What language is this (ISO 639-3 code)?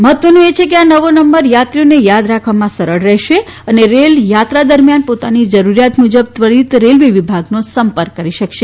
guj